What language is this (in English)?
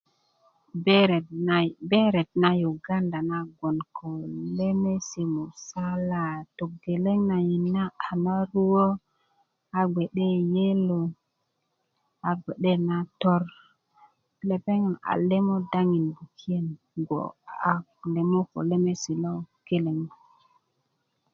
Kuku